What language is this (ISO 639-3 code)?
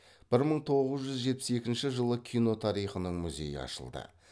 kaz